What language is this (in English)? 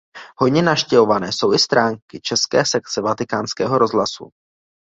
Czech